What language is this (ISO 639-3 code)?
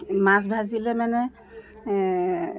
asm